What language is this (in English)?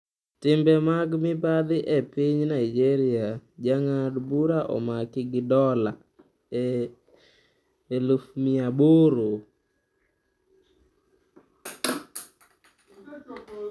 Luo (Kenya and Tanzania)